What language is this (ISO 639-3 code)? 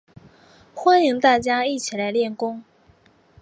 zho